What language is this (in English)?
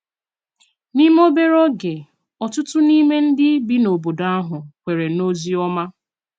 Igbo